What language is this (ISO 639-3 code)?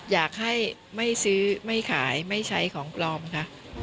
tha